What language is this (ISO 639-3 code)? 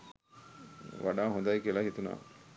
sin